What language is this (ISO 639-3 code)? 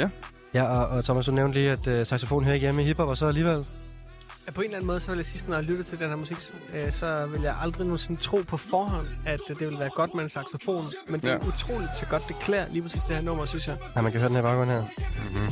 dan